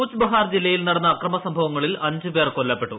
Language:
Malayalam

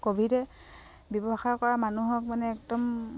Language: Assamese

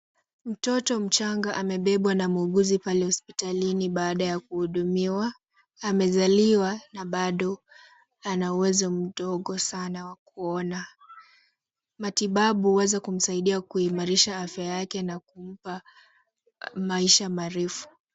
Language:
Swahili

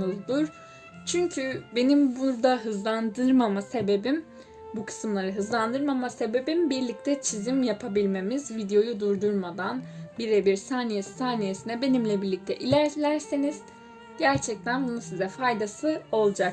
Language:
Turkish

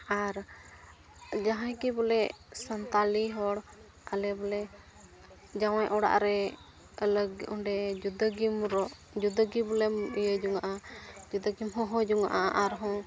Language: Santali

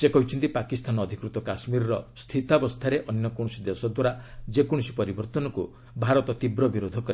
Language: Odia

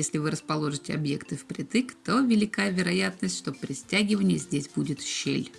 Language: Russian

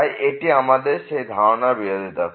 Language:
Bangla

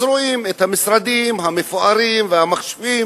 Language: Hebrew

